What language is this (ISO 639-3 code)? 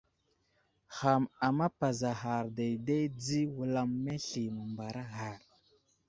udl